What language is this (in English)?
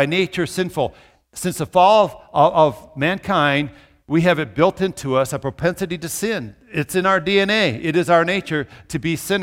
English